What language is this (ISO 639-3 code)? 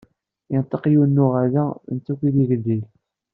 kab